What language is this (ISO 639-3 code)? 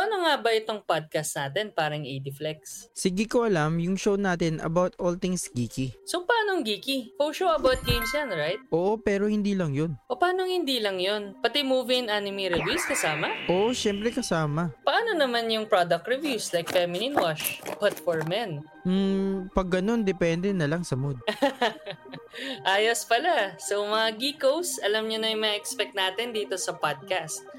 fil